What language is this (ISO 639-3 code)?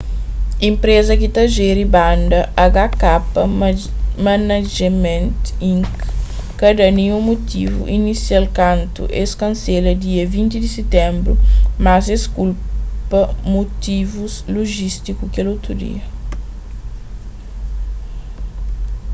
kea